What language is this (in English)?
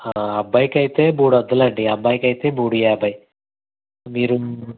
Telugu